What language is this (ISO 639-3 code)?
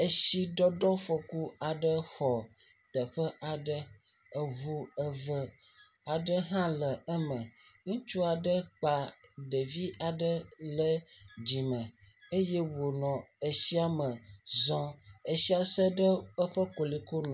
ewe